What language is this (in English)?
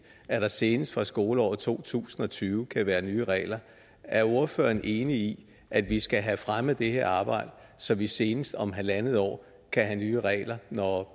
Danish